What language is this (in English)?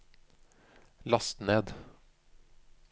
Norwegian